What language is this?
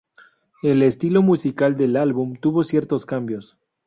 Spanish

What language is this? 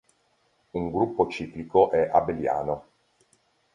Italian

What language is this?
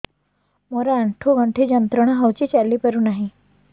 Odia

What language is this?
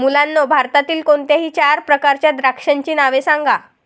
Marathi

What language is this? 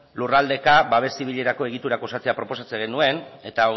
Basque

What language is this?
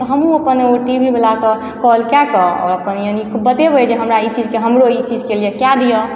Maithili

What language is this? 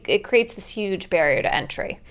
English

